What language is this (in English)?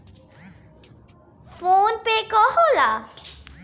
Bhojpuri